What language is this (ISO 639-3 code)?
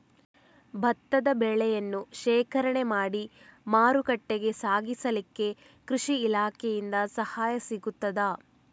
kan